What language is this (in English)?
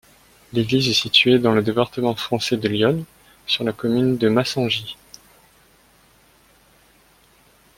French